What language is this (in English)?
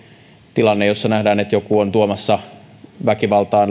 Finnish